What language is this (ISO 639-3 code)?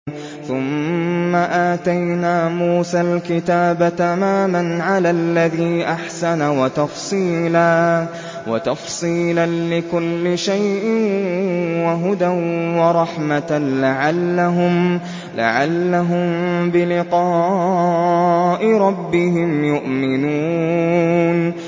ara